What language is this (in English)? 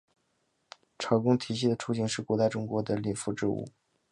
Chinese